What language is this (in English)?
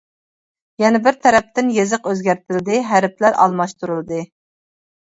Uyghur